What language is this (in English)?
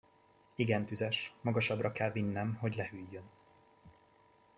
Hungarian